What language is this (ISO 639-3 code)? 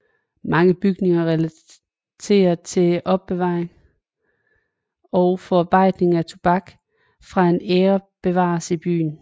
dan